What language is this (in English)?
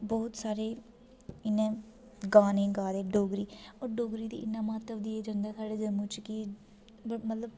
Dogri